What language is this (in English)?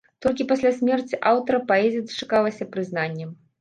Belarusian